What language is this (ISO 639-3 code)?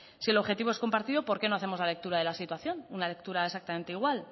spa